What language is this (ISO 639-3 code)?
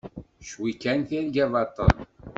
kab